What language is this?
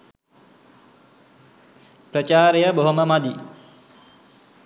Sinhala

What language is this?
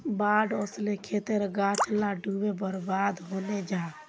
Magahi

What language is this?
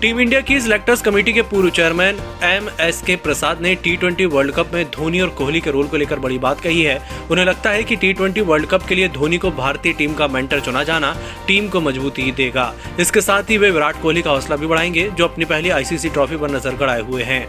Hindi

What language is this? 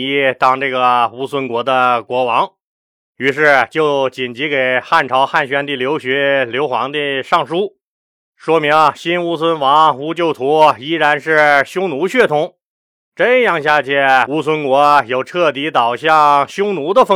Chinese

